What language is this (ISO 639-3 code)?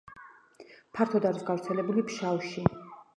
kat